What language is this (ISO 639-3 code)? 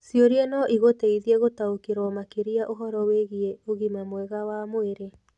kik